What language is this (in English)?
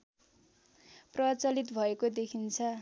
Nepali